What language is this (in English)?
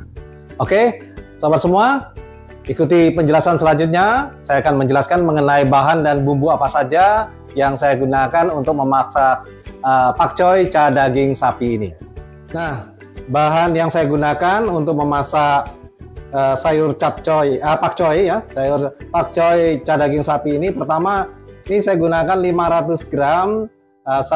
Indonesian